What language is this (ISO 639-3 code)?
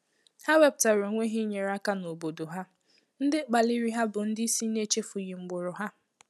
ibo